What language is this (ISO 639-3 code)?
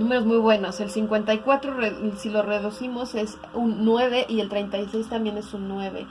spa